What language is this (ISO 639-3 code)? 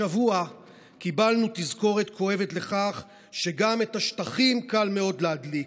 heb